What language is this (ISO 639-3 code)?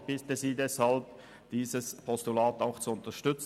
gsw